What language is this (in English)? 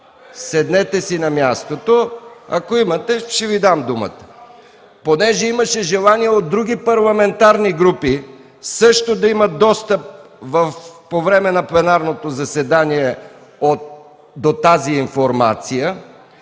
Bulgarian